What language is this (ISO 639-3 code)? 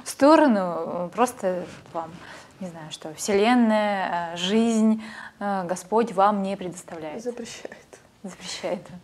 rus